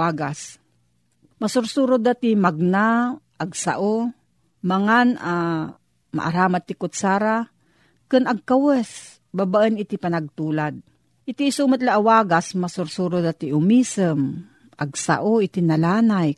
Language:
Filipino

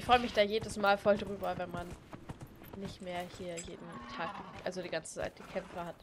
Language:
German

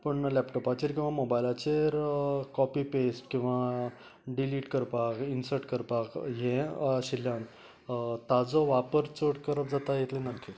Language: Konkani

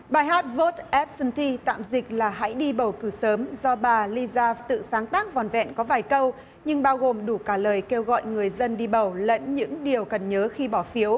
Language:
Vietnamese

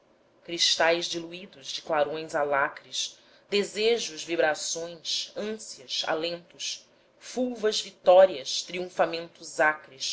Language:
Portuguese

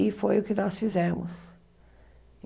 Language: Portuguese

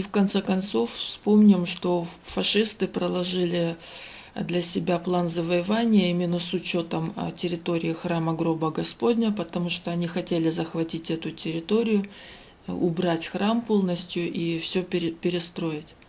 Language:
Russian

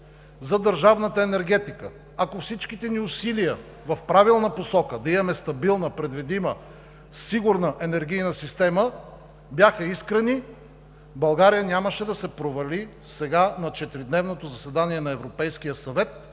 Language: Bulgarian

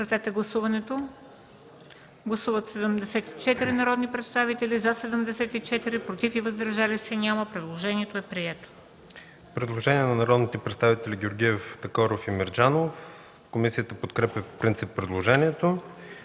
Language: Bulgarian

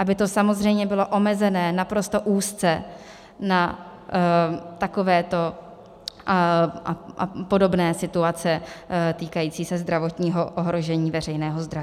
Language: Czech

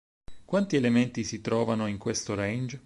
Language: Italian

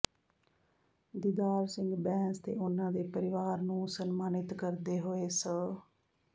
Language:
Punjabi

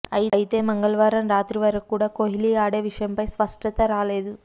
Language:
Telugu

